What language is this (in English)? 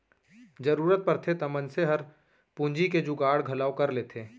Chhattisgarhi